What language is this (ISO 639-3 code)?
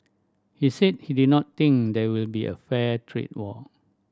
eng